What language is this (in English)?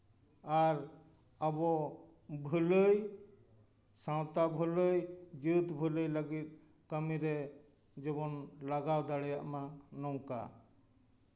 Santali